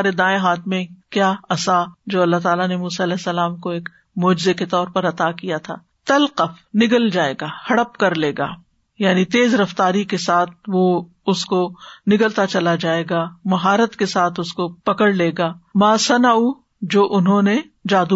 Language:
Urdu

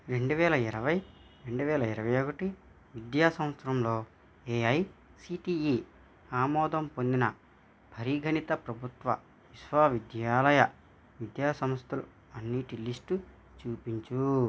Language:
Telugu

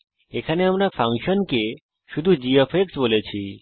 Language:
Bangla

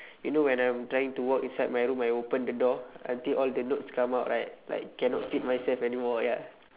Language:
English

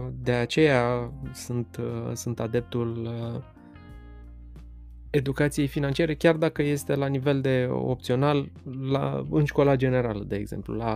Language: Romanian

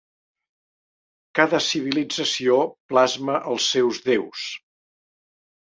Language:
Catalan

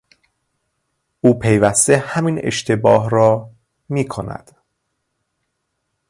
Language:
Persian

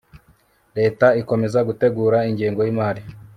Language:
Kinyarwanda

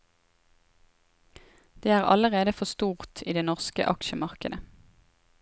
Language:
Norwegian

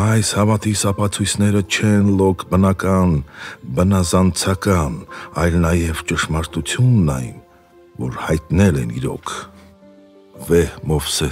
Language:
Romanian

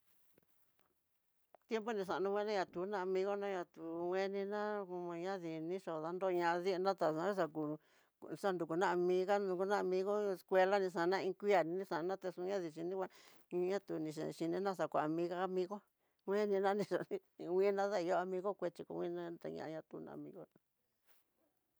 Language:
Tidaá Mixtec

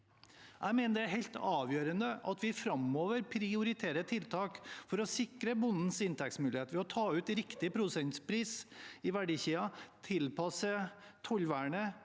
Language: Norwegian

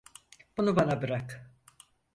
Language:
Turkish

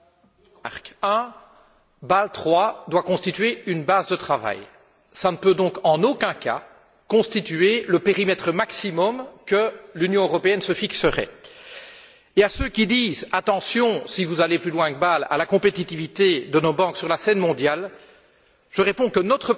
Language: French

